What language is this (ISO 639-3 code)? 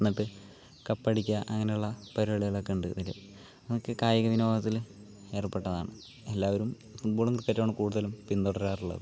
mal